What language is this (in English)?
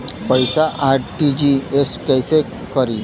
Bhojpuri